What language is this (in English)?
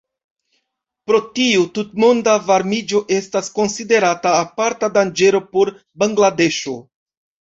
Esperanto